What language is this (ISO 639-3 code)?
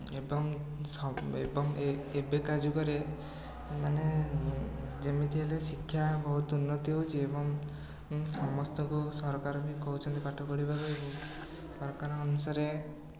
ori